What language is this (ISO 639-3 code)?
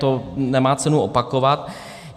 ces